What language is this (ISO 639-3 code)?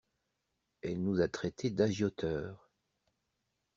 fra